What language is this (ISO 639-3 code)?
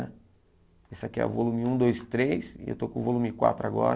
por